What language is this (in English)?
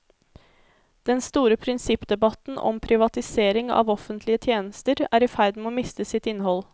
Norwegian